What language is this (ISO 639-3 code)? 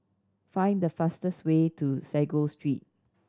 eng